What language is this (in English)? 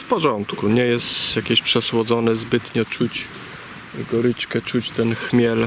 Polish